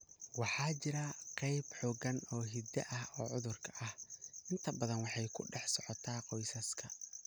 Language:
Somali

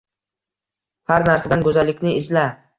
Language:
Uzbek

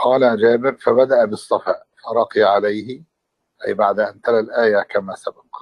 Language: Arabic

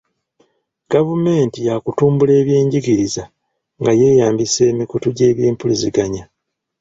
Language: Ganda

